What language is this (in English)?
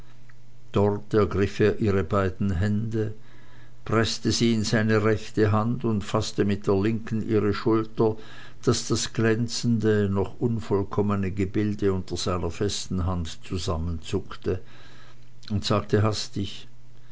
German